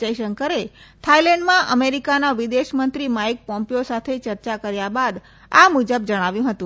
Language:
Gujarati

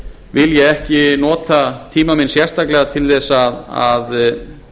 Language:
Icelandic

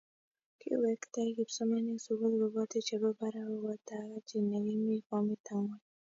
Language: Kalenjin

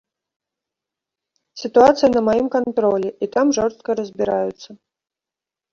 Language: Belarusian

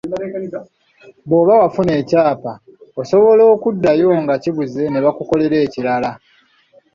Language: Ganda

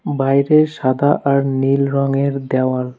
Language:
Bangla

